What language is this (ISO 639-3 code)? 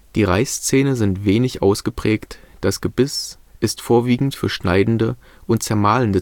deu